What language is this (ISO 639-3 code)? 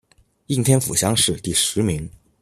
zho